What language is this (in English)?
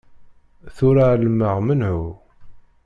Kabyle